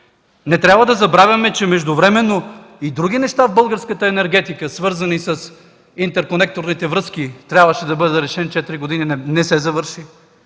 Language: Bulgarian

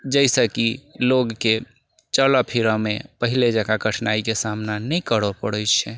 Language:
Maithili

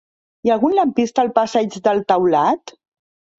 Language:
Catalan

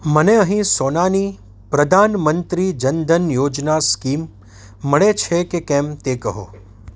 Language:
Gujarati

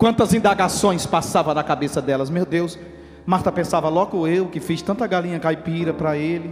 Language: Portuguese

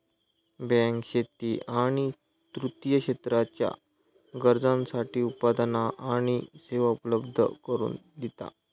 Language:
Marathi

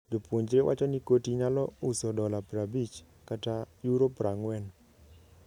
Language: Luo (Kenya and Tanzania)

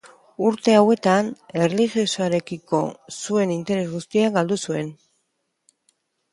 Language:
Basque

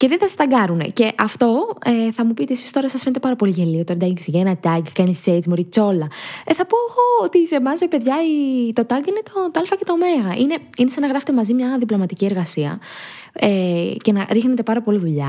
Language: Greek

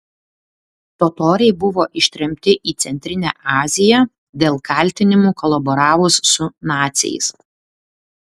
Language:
Lithuanian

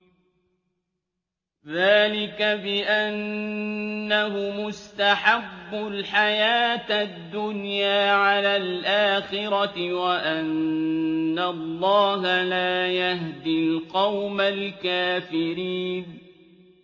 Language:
Arabic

